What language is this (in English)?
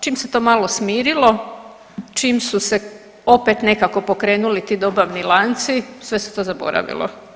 Croatian